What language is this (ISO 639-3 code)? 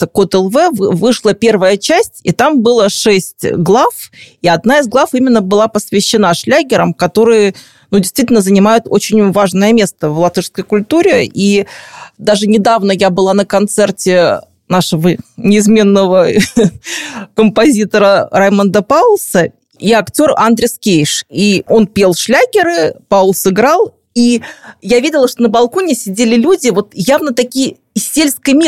rus